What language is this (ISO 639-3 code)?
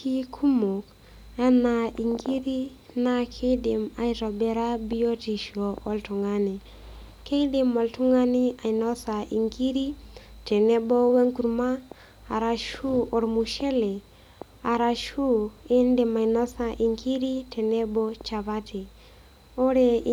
mas